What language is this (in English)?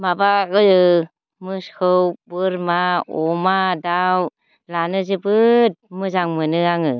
Bodo